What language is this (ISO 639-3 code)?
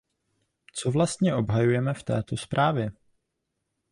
ces